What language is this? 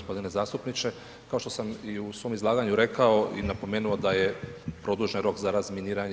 Croatian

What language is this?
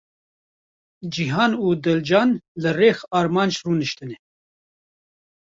Kurdish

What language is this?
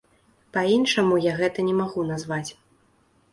Belarusian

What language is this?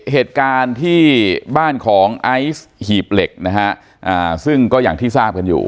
Thai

